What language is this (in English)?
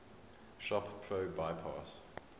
English